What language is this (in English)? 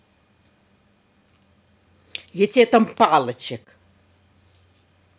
Russian